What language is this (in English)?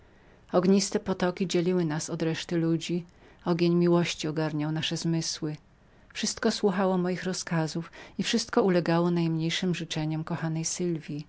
Polish